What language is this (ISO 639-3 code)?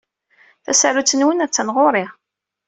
kab